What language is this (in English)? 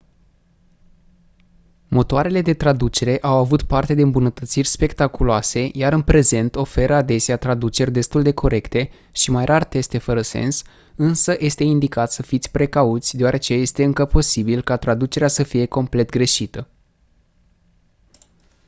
Romanian